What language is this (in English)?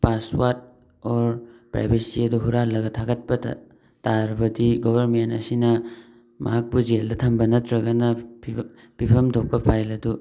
Manipuri